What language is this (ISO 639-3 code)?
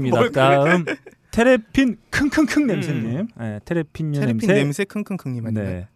kor